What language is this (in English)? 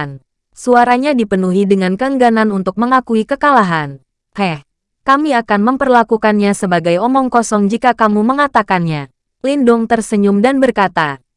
Indonesian